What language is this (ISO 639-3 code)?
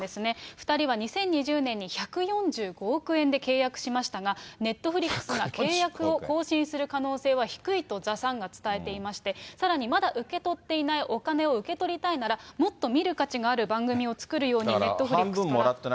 jpn